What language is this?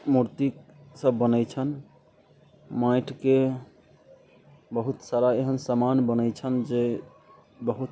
Maithili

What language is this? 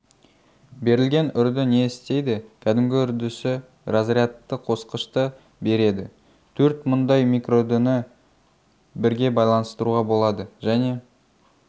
Kazakh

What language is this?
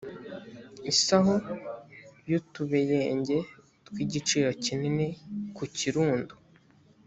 Kinyarwanda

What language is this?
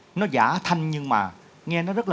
Vietnamese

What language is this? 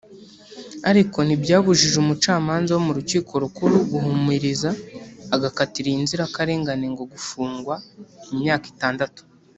Kinyarwanda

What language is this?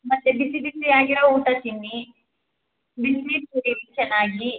Kannada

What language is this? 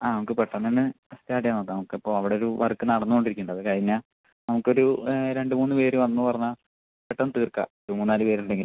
Malayalam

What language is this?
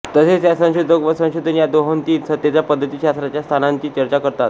Marathi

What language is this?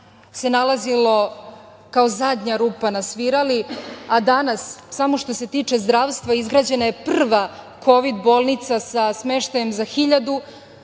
Serbian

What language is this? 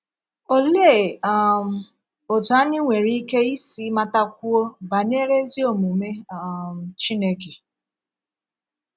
Igbo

